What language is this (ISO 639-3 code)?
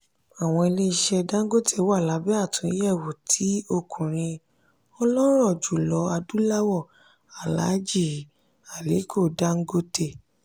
yor